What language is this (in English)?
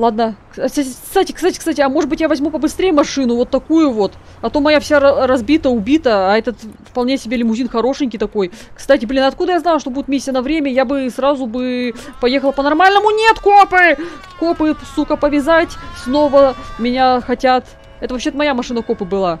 Russian